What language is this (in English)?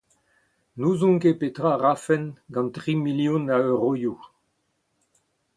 Breton